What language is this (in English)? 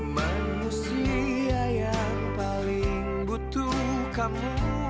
Indonesian